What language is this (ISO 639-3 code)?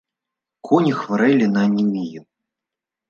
bel